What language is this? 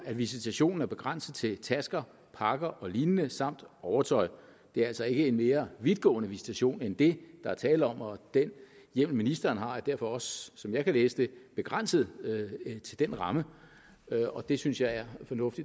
Danish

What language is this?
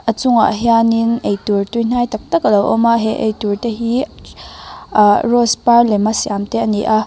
Mizo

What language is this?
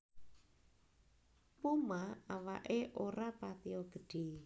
Javanese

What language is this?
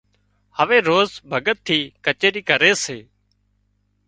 Wadiyara Koli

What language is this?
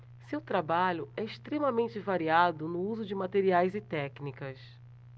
Portuguese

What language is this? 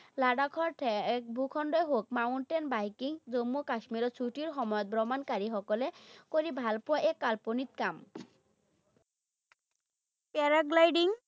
Assamese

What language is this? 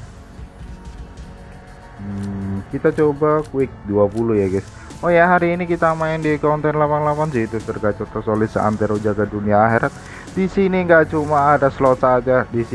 Indonesian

